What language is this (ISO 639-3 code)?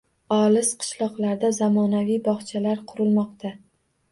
uzb